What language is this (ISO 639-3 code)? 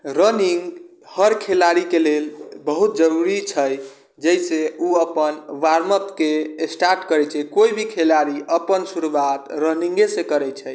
mai